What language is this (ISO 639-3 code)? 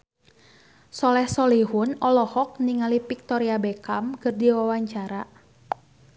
sun